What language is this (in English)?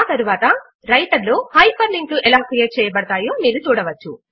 Telugu